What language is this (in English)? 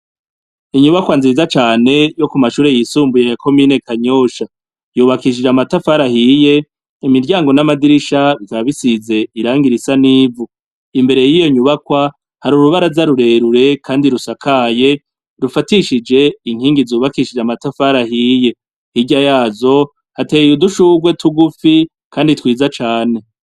Rundi